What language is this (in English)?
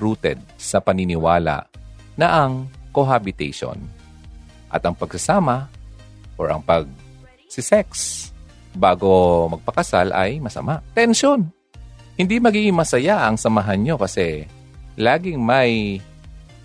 Filipino